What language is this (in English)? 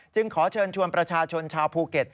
Thai